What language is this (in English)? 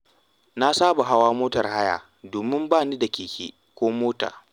Hausa